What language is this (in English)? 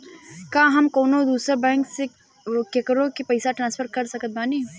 Bhojpuri